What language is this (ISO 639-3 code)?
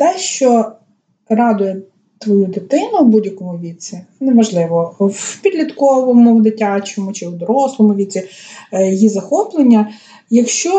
ukr